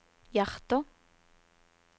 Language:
Norwegian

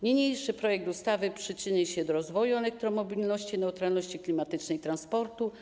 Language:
Polish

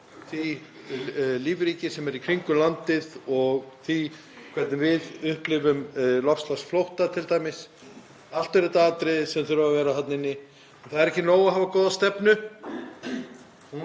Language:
Icelandic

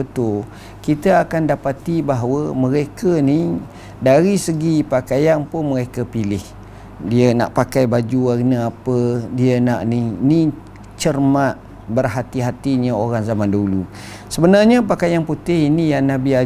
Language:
Malay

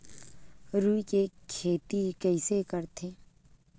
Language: Chhattisgarhi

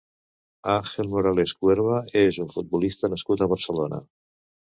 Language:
Catalan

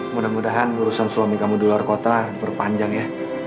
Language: Indonesian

